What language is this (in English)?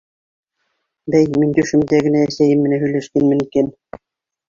Bashkir